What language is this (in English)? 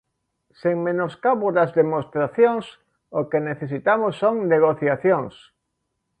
Galician